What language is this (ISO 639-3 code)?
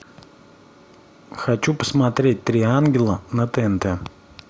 rus